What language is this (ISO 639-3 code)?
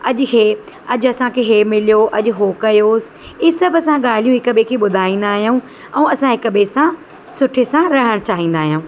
snd